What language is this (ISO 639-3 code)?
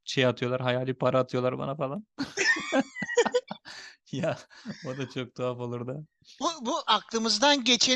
tur